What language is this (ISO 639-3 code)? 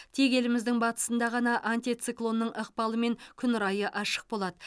kaz